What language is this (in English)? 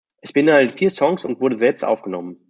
German